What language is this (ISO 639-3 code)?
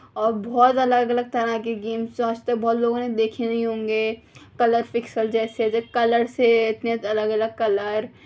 urd